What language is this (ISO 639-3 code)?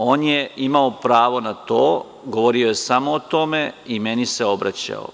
srp